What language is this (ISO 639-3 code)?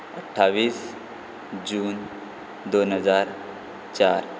kok